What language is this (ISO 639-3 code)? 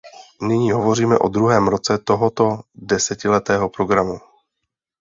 ces